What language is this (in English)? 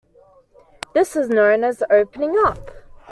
English